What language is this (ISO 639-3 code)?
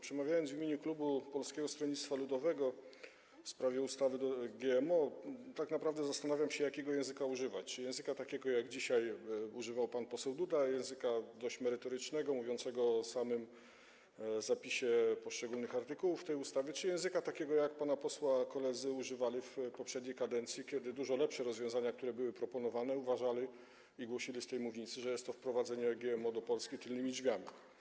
pol